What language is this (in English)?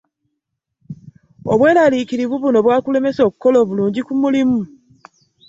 Ganda